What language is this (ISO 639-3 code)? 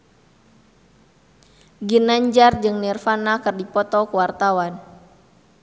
sun